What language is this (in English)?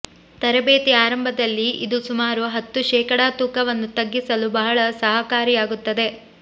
Kannada